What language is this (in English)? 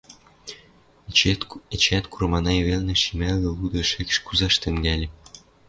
Western Mari